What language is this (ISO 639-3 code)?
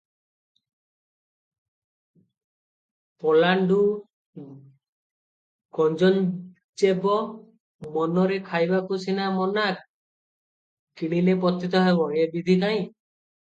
ori